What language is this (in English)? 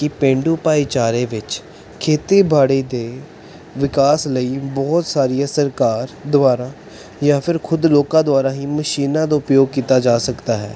Punjabi